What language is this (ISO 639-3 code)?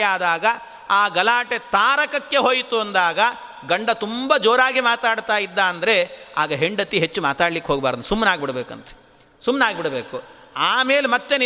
kan